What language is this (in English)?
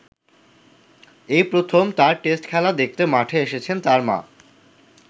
Bangla